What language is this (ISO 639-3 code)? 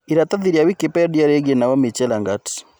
kik